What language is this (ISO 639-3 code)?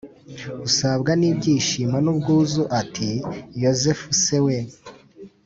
kin